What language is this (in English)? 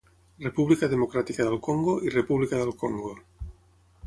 Catalan